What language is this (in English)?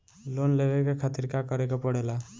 Bhojpuri